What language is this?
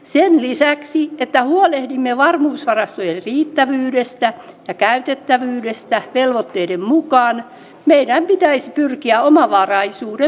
Finnish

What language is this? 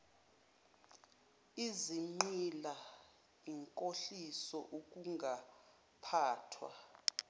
Zulu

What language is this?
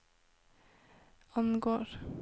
Norwegian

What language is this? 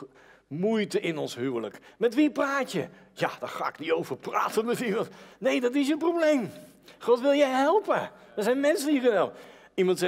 Dutch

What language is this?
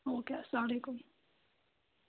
Kashmiri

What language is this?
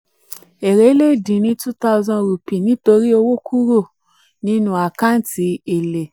Yoruba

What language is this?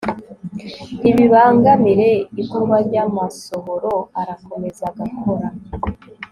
Kinyarwanda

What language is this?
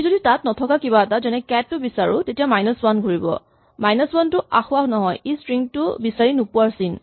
Assamese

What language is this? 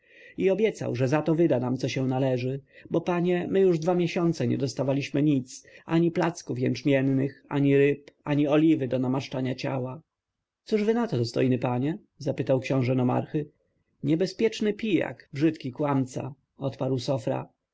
Polish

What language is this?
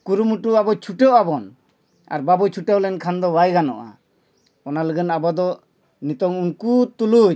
Santali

